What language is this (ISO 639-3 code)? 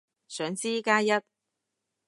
yue